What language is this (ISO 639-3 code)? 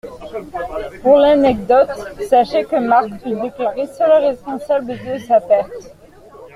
fra